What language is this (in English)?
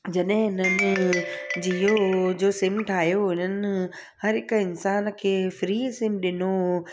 Sindhi